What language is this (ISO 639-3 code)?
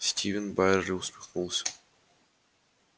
rus